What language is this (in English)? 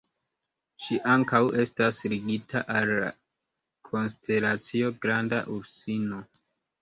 Esperanto